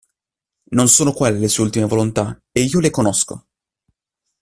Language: Italian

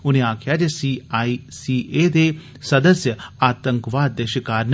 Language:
Dogri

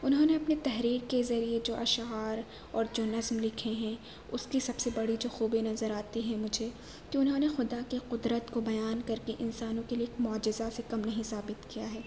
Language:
Urdu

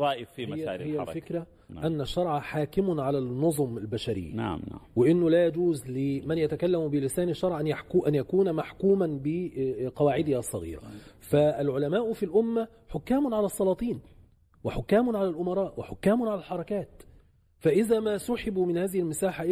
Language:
Arabic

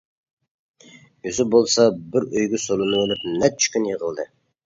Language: Uyghur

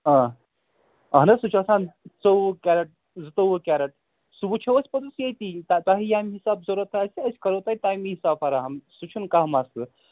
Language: Kashmiri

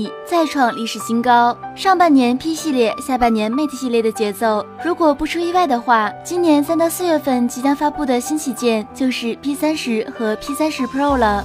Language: Chinese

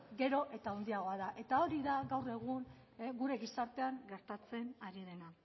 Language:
Basque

